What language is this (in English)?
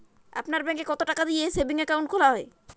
Bangla